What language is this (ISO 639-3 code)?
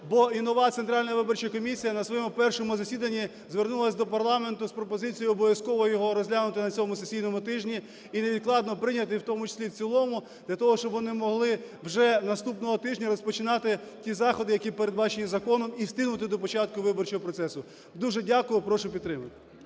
ukr